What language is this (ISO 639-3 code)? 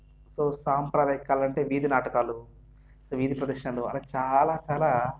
tel